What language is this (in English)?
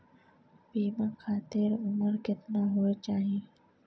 Maithili